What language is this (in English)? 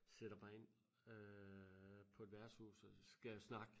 Danish